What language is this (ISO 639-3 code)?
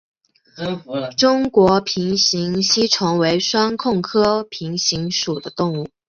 zho